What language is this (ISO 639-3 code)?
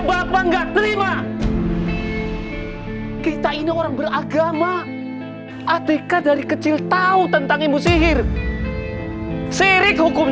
ind